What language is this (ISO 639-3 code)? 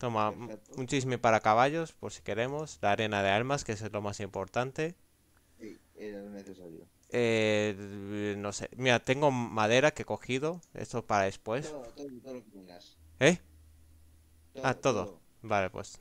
spa